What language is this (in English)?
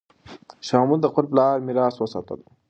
Pashto